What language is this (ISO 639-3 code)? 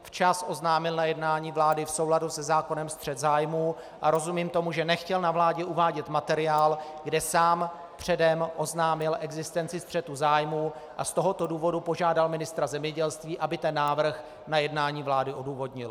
ces